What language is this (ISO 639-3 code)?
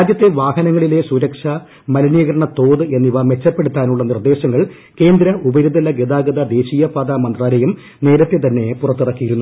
mal